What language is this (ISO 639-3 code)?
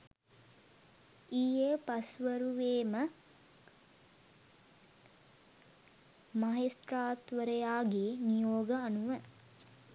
sin